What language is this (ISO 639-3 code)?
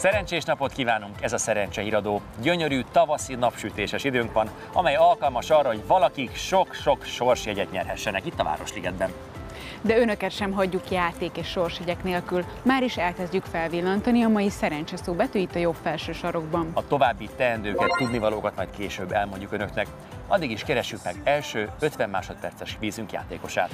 hun